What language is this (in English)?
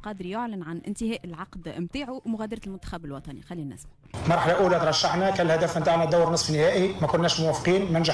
Arabic